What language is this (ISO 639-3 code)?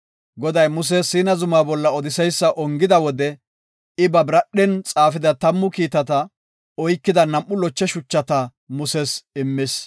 gof